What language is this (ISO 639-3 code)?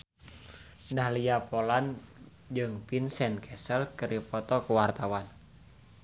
sun